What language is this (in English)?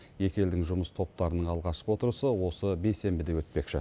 Kazakh